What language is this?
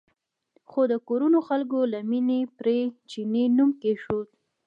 Pashto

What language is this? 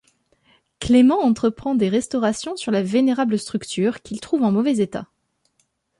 French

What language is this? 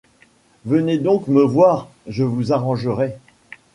French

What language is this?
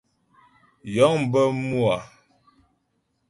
Ghomala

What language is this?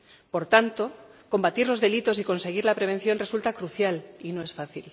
Spanish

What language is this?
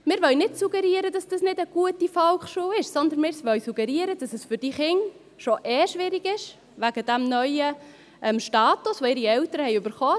Swiss German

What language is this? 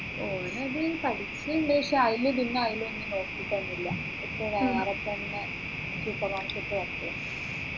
Malayalam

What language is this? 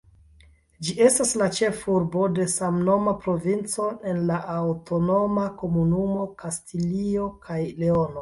Esperanto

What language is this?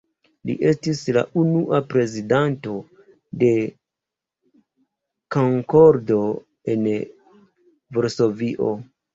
Esperanto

